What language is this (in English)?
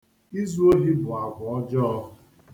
Igbo